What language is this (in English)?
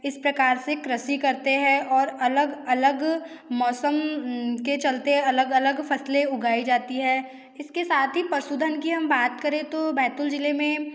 Hindi